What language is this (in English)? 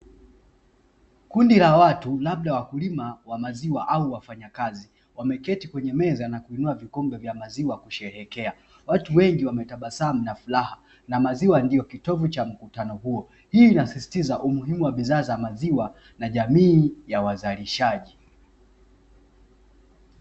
Swahili